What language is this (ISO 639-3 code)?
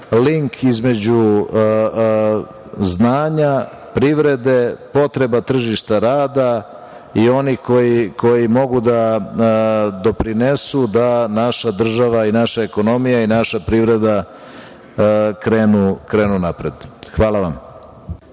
srp